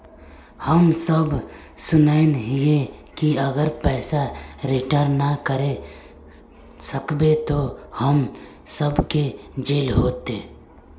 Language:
Magahi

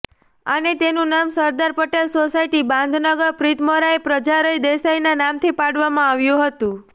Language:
Gujarati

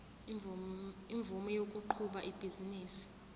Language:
Zulu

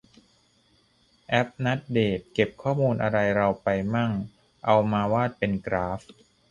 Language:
Thai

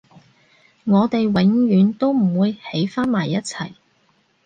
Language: Cantonese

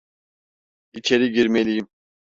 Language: Turkish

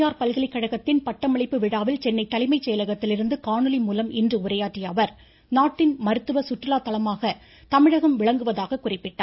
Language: Tamil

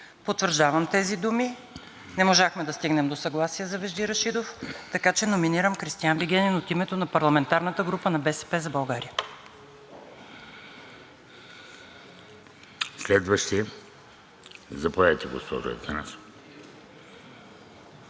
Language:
Bulgarian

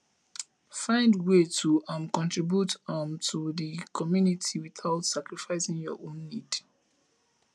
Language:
Nigerian Pidgin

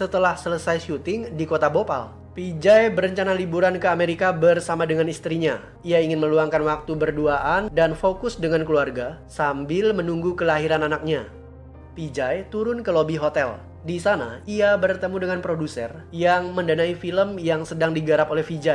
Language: Indonesian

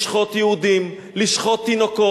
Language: Hebrew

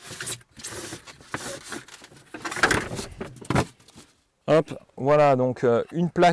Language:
French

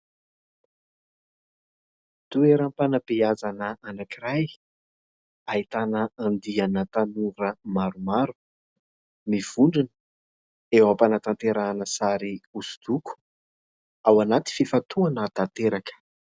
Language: Malagasy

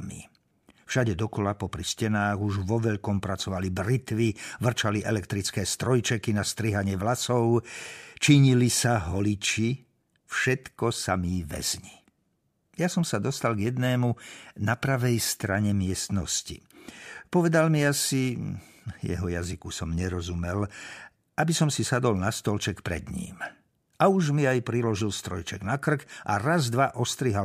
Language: Slovak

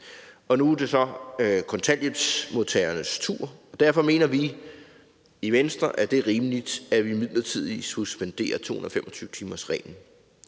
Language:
Danish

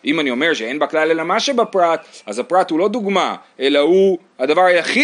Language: Hebrew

